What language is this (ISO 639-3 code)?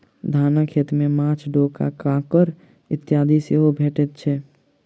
mai